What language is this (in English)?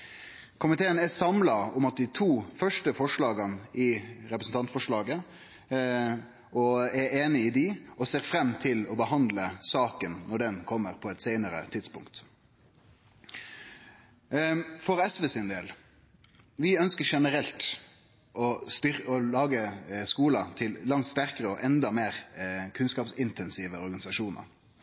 Norwegian Nynorsk